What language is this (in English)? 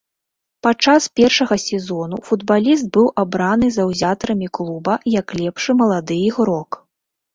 Belarusian